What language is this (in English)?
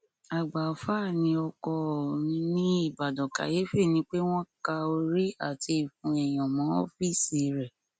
Yoruba